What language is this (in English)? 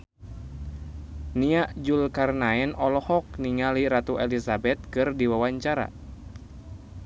Sundanese